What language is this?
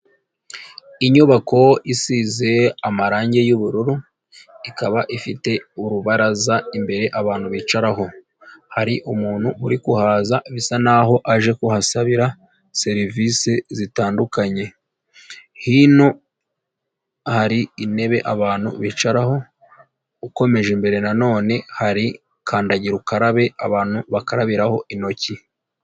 Kinyarwanda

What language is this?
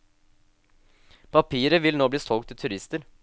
Norwegian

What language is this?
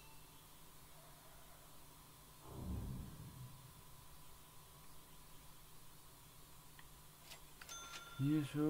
Dutch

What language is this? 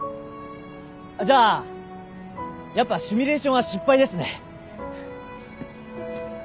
Japanese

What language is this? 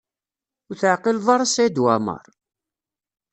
Kabyle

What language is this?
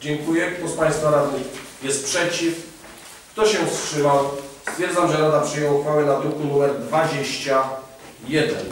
Polish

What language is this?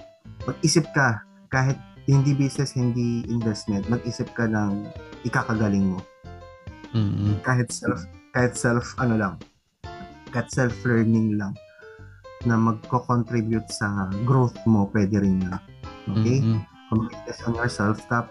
Filipino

